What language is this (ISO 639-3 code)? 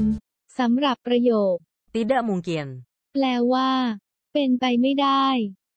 tha